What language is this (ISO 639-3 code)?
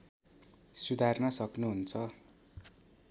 nep